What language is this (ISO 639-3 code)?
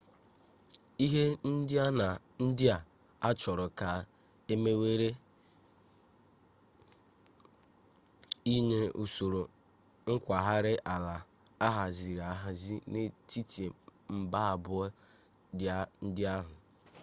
ibo